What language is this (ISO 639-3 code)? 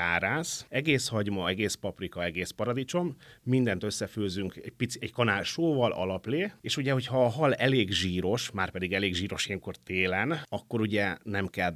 hun